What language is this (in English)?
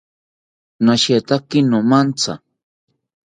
South Ucayali Ashéninka